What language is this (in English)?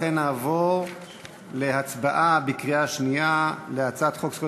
Hebrew